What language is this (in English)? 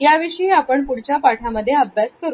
Marathi